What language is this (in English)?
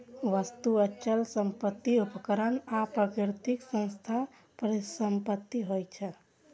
Maithili